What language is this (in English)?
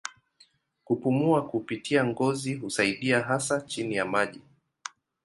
Swahili